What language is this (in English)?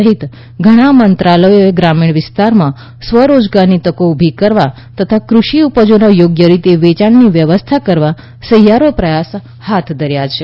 Gujarati